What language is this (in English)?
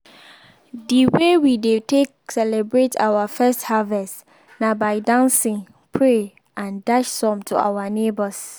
Nigerian Pidgin